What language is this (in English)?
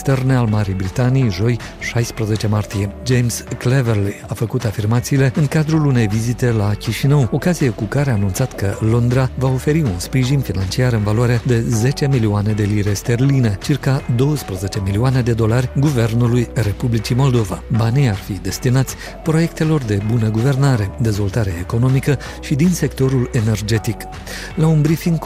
Romanian